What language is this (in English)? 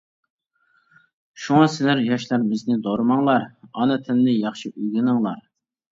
Uyghur